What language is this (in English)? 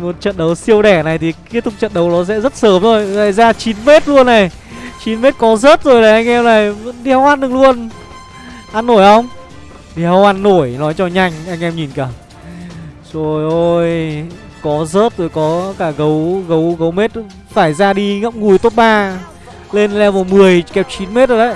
Vietnamese